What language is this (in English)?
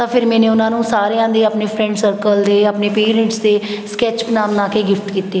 Punjabi